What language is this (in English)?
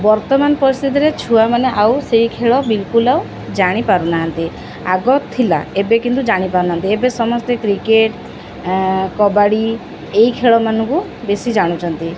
Odia